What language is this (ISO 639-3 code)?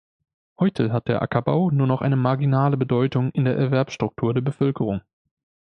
deu